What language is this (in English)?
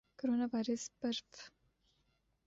Urdu